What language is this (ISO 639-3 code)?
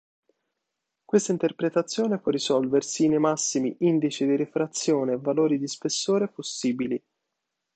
ita